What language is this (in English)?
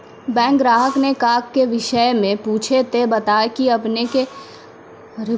Maithili